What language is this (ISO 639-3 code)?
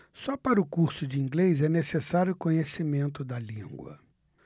por